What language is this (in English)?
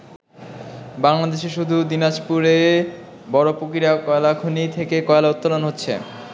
Bangla